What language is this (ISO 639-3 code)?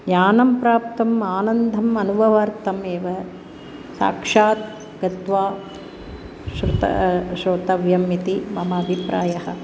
san